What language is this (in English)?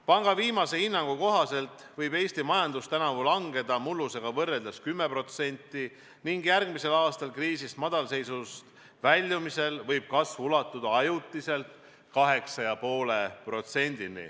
Estonian